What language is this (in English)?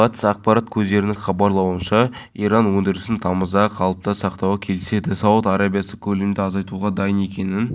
Kazakh